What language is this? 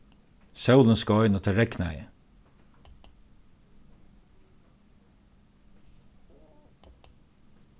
Faroese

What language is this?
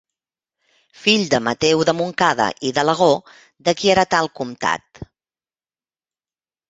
Catalan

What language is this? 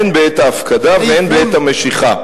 Hebrew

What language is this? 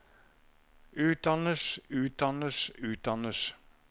Norwegian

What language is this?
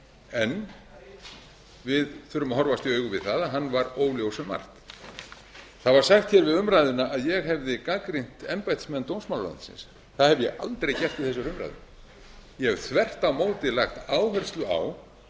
Icelandic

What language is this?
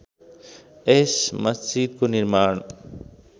Nepali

